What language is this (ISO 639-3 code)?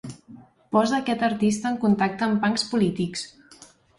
cat